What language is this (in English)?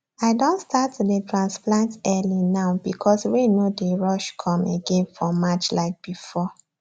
Nigerian Pidgin